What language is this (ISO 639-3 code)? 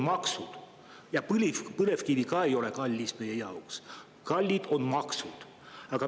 est